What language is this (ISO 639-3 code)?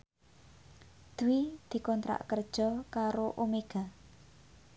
jav